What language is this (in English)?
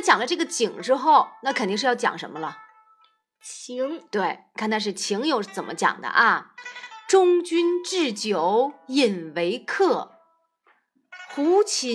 Chinese